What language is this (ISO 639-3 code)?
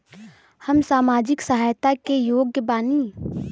bho